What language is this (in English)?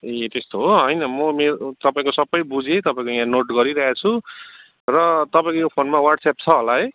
Nepali